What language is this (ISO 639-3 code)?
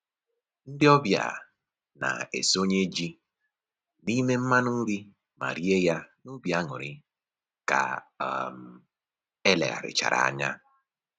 ibo